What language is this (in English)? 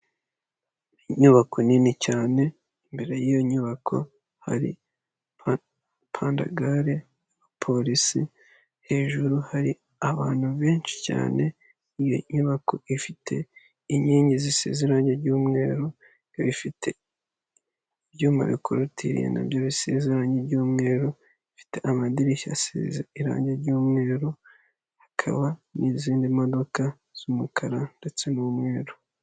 Kinyarwanda